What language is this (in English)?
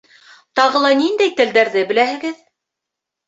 Bashkir